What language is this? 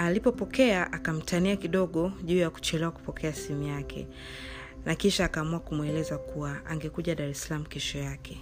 Swahili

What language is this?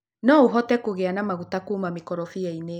Kikuyu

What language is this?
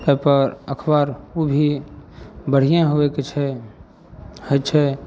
Maithili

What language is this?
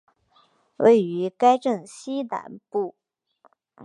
Chinese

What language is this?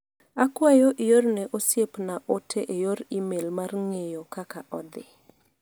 Luo (Kenya and Tanzania)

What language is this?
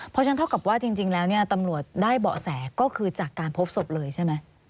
Thai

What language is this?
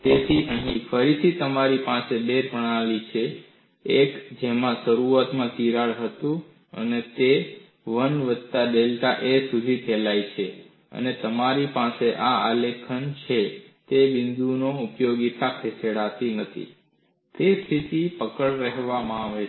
Gujarati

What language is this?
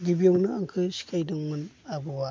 Bodo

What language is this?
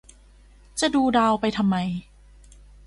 Thai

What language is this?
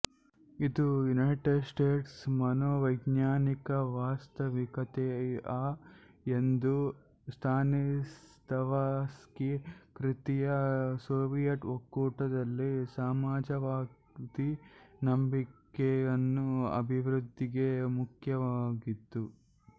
Kannada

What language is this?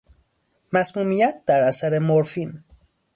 Persian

